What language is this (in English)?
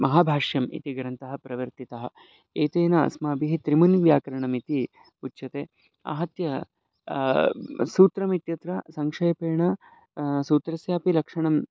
Sanskrit